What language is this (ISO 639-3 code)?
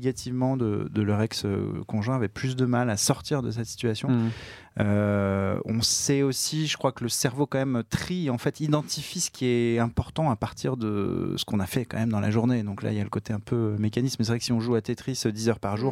fra